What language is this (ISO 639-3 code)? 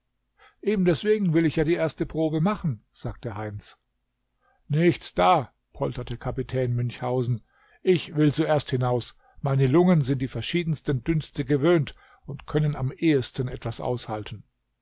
deu